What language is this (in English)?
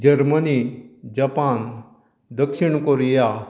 Konkani